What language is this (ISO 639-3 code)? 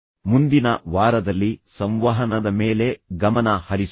kan